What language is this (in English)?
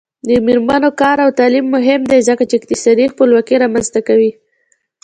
Pashto